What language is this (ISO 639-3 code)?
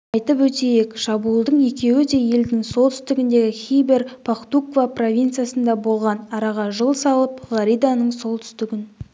kaz